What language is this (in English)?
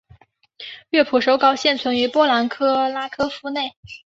Chinese